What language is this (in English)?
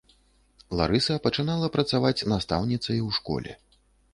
Belarusian